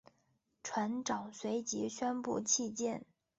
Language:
Chinese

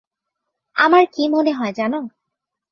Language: Bangla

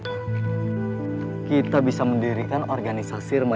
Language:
Indonesian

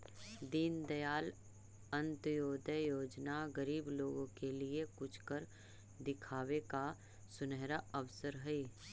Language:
Magahi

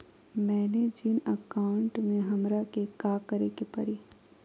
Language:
Magahi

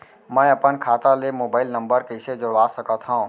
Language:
Chhattisgarhi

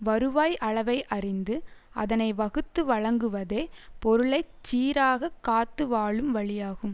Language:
Tamil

